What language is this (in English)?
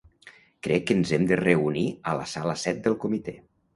Catalan